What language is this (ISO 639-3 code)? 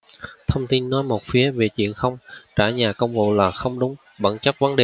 vie